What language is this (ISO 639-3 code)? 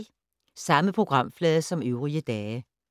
dan